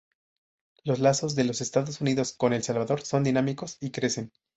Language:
Spanish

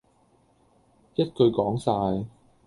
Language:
Cantonese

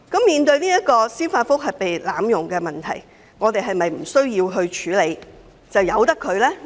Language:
Cantonese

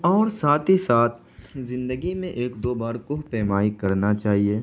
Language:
Urdu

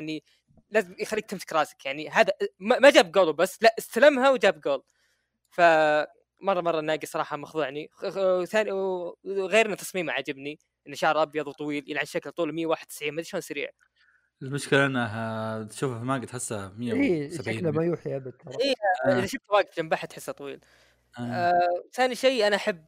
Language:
Arabic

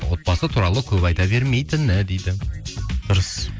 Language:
Kazakh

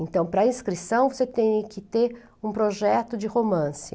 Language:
Portuguese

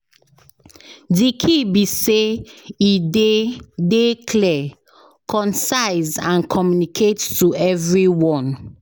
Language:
Nigerian Pidgin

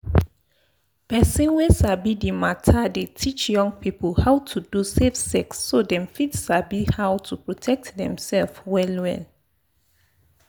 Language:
Nigerian Pidgin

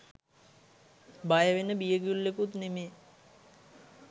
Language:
Sinhala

